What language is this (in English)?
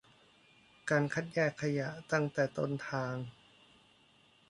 Thai